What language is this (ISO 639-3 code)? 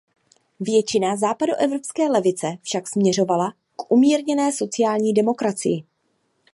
ces